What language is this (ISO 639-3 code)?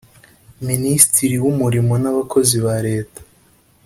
kin